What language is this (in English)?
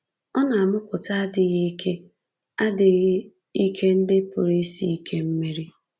Igbo